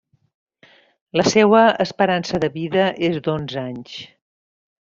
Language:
Catalan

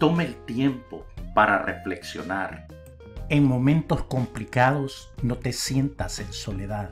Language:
Spanish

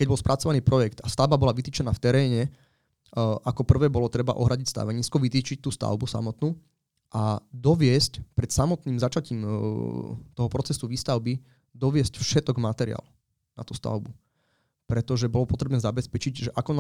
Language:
Slovak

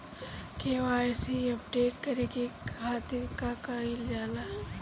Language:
Bhojpuri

